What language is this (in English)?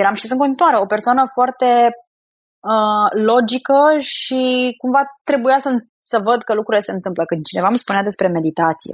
Romanian